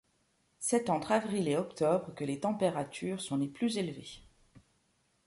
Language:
French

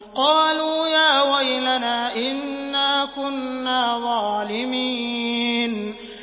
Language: Arabic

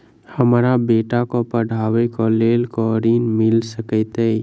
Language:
Maithili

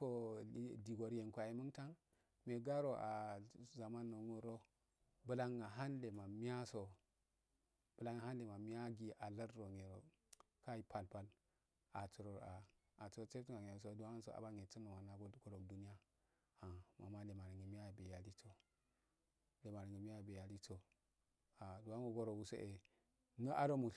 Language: Afade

